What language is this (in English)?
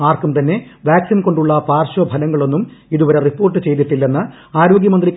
Malayalam